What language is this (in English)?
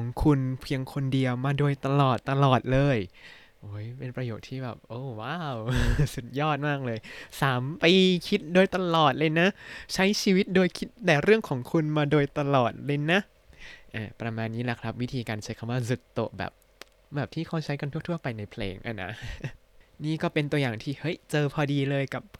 Thai